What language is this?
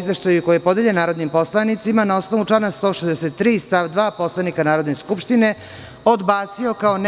Serbian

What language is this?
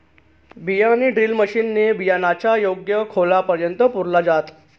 Marathi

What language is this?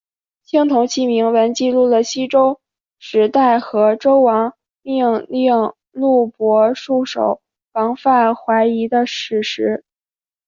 Chinese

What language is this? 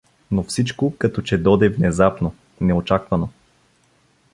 Bulgarian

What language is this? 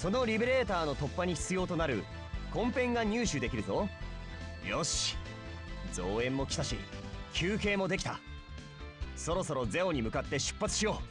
Japanese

